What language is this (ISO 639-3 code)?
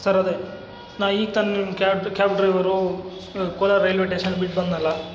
kan